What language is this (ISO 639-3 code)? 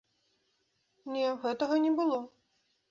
bel